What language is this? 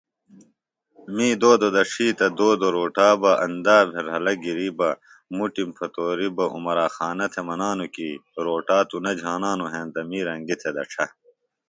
Phalura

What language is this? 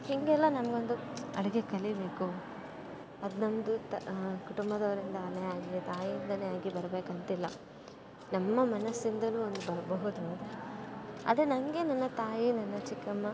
Kannada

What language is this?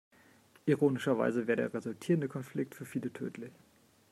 German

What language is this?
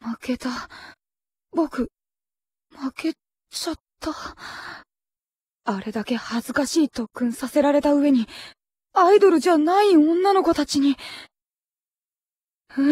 Japanese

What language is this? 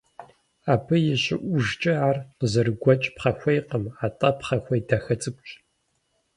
Kabardian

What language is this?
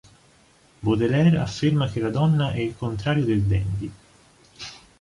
Italian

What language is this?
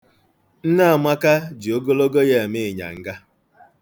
Igbo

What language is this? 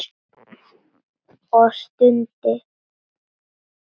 Icelandic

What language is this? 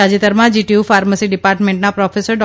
Gujarati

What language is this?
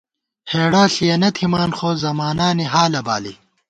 Gawar-Bati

